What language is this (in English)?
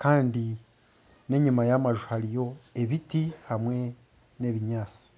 Nyankole